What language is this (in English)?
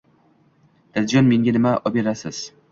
Uzbek